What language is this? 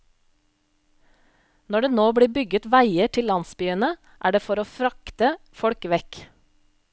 Norwegian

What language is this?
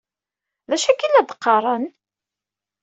Kabyle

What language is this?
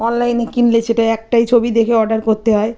Bangla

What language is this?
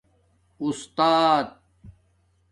Domaaki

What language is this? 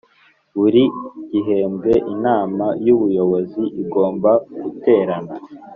Kinyarwanda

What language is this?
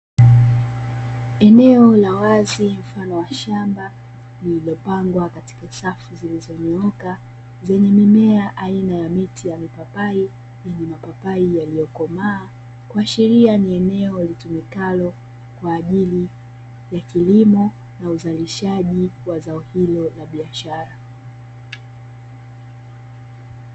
Swahili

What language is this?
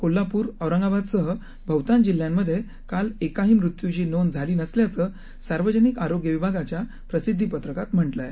Marathi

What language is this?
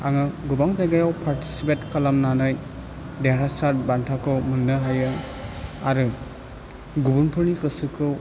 Bodo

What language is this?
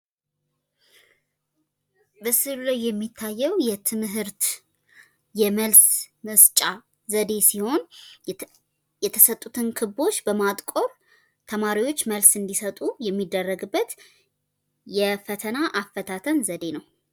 Amharic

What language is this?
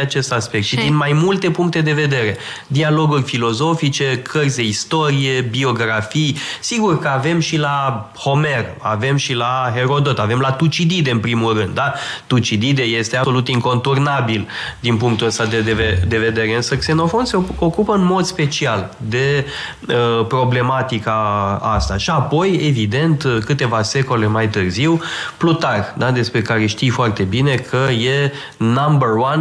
Romanian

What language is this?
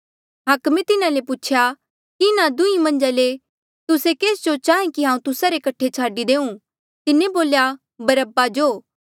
Mandeali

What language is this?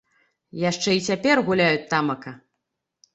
Belarusian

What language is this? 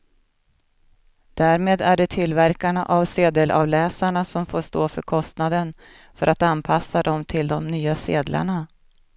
Swedish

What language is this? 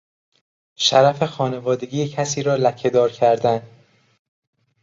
Persian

